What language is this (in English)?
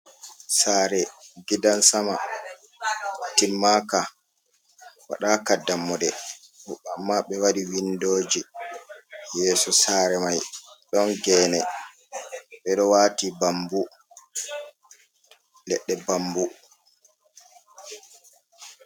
Fula